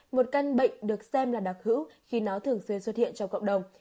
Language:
Vietnamese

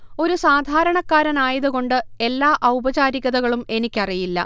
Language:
Malayalam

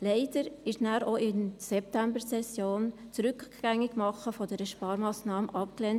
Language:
Swiss German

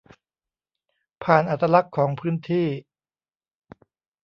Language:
Thai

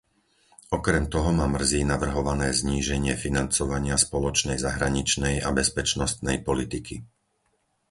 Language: Slovak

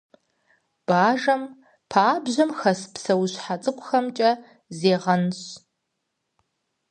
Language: Kabardian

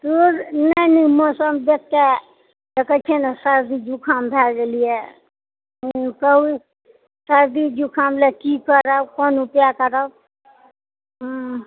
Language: Maithili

